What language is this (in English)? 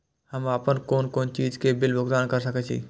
Maithili